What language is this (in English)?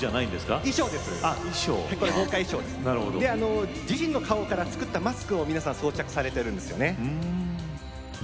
Japanese